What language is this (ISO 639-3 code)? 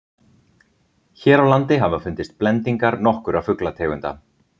isl